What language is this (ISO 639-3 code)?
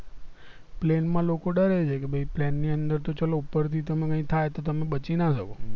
guj